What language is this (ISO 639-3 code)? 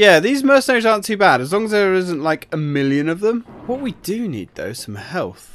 eng